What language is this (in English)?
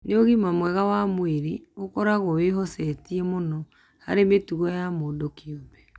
Kikuyu